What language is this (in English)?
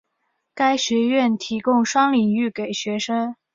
Chinese